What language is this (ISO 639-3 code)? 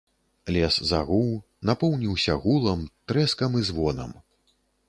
bel